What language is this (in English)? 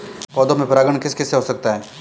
Hindi